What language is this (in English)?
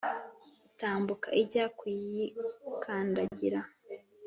Kinyarwanda